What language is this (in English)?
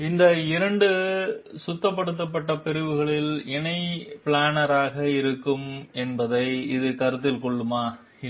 Tamil